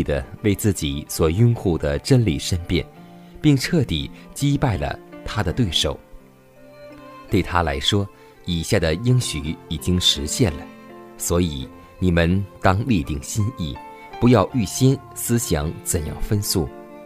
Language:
Chinese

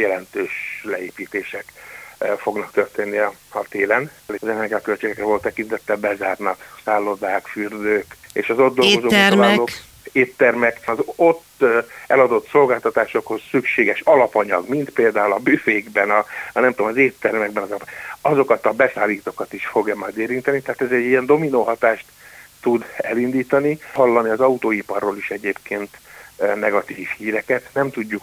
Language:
Hungarian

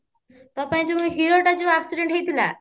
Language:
Odia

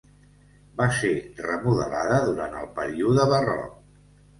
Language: Catalan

